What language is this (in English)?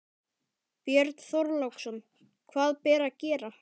Icelandic